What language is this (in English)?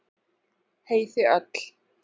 Icelandic